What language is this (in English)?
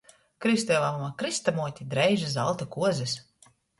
Latgalian